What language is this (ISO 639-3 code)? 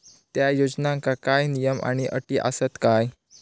mar